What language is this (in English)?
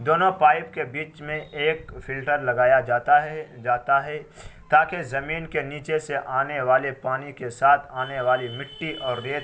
Urdu